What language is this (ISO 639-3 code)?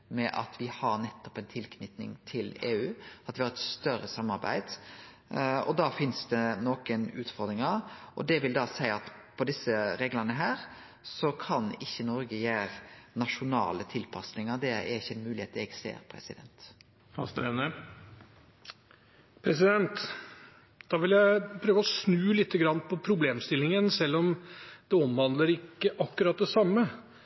nor